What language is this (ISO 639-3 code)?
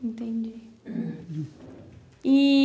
por